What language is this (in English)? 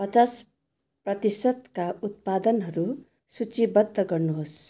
Nepali